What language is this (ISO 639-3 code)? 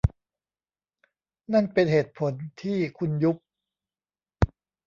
tha